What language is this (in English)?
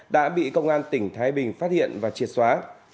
Vietnamese